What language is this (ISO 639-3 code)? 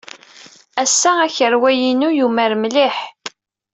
kab